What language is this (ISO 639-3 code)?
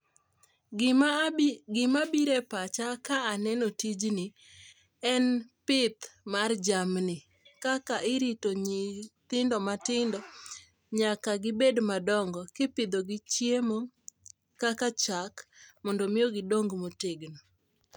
luo